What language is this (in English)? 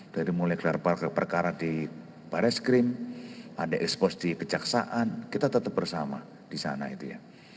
Indonesian